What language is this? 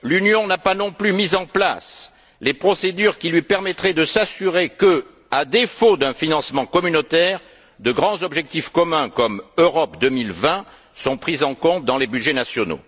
French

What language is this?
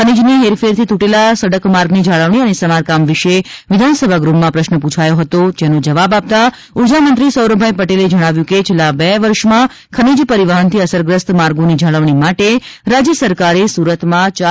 Gujarati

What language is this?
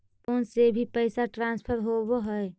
Magahi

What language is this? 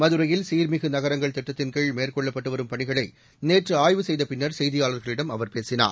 Tamil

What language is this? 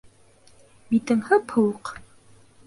Bashkir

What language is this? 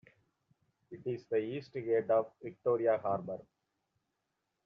English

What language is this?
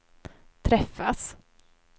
Swedish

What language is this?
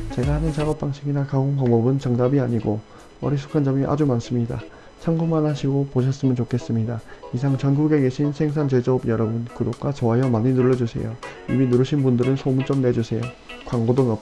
Korean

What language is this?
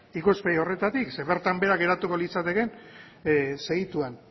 Basque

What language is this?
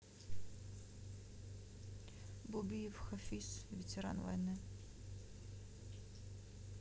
Russian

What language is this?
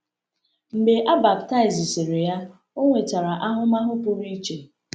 Igbo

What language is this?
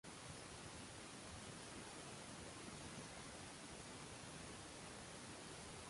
Uzbek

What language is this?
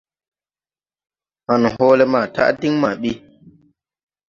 Tupuri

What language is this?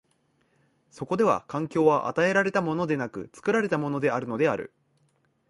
Japanese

